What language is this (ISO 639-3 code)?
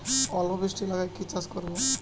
ben